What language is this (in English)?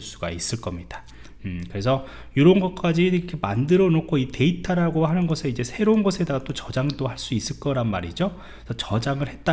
Korean